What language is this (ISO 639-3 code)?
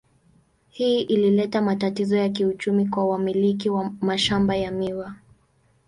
swa